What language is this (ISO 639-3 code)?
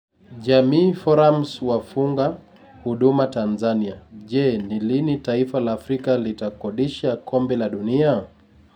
luo